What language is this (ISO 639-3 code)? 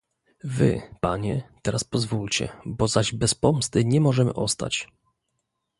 pol